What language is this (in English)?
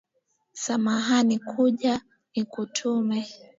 Swahili